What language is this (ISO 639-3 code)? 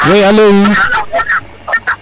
srr